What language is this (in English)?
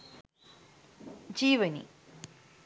Sinhala